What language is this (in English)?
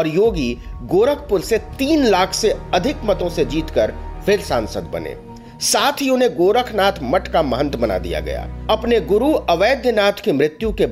Hindi